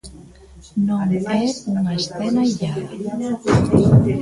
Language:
Galician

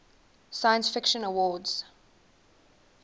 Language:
English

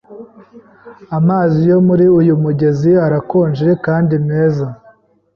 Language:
Kinyarwanda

